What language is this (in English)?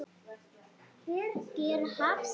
Icelandic